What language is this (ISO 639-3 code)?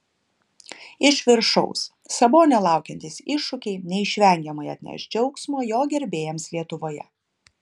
lit